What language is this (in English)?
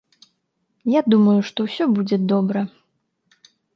Belarusian